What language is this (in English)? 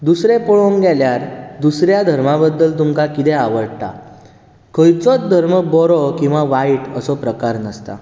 Konkani